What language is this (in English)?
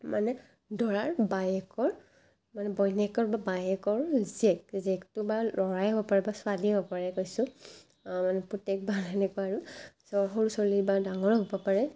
Assamese